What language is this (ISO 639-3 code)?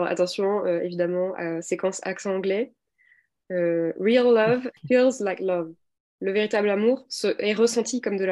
fra